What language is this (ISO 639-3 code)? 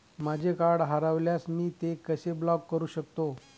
mar